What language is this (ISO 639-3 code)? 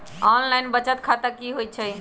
mag